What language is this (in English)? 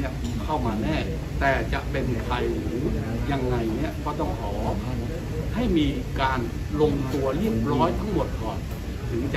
Thai